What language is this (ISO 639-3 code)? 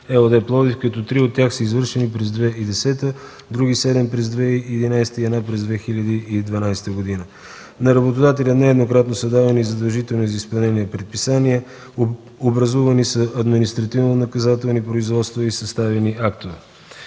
bul